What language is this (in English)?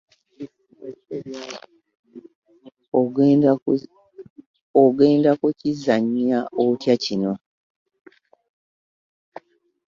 Ganda